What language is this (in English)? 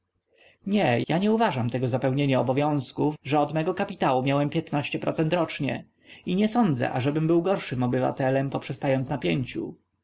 Polish